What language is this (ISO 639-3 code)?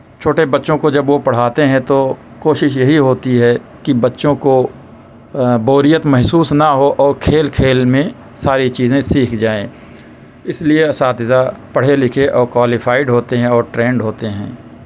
urd